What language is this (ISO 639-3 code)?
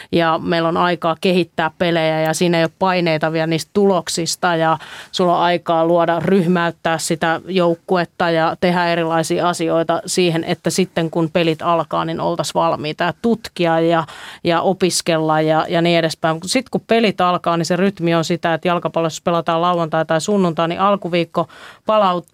fin